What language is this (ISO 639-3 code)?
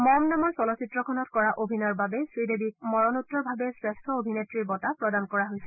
asm